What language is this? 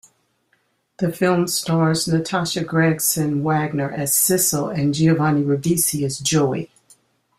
English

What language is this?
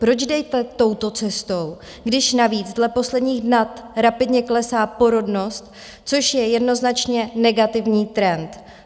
Czech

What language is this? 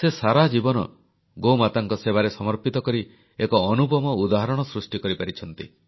Odia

